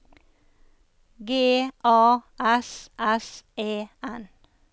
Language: Norwegian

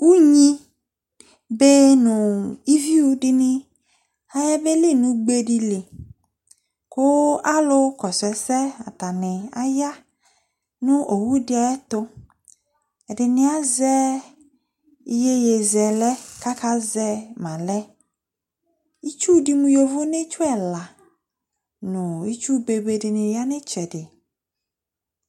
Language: Ikposo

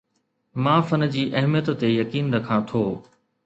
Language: Sindhi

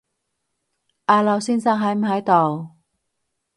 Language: Cantonese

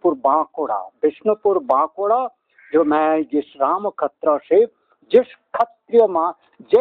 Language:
Romanian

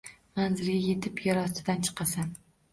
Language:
Uzbek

